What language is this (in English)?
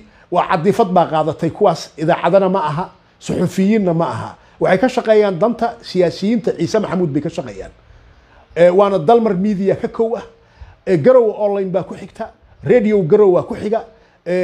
Arabic